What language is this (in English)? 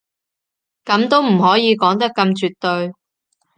Cantonese